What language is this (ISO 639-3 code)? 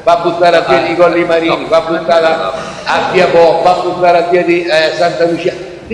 ita